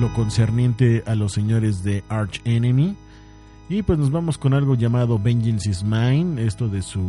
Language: Spanish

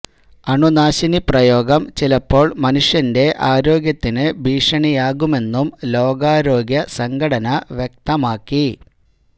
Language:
Malayalam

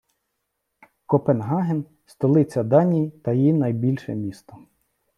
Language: Ukrainian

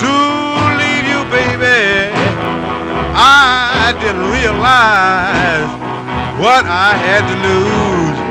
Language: English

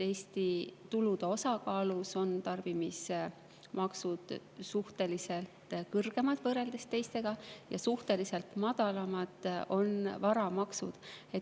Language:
Estonian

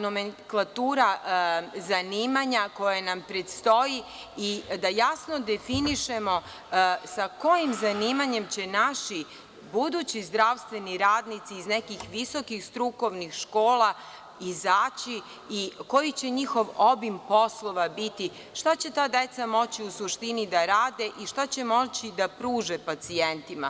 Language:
Serbian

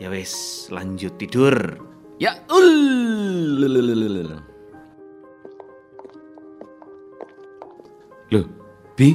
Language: Indonesian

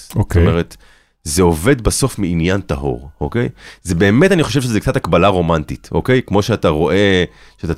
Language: Hebrew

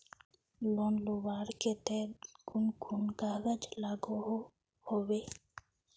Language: Magahi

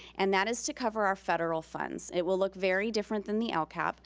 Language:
English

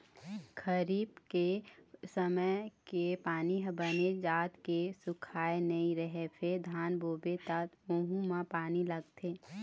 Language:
Chhattisgarhi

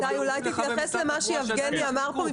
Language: Hebrew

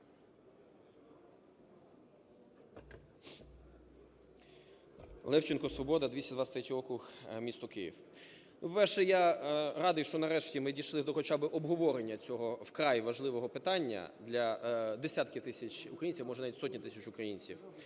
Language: Ukrainian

